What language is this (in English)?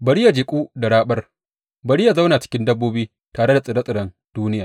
Hausa